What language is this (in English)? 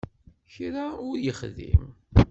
Kabyle